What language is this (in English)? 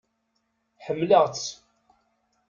Kabyle